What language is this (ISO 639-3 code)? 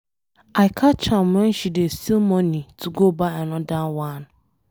pcm